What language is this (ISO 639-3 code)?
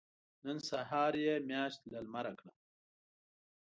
pus